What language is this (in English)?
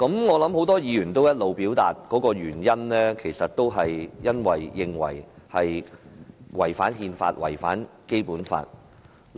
Cantonese